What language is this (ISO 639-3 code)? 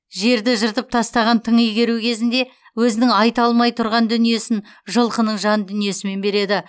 kaz